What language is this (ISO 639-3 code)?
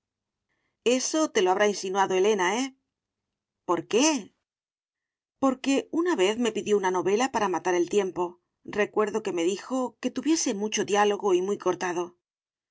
spa